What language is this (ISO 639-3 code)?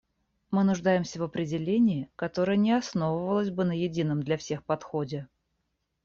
rus